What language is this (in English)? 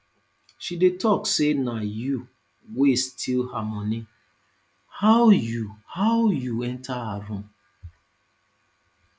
Nigerian Pidgin